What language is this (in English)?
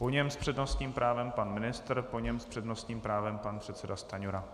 Czech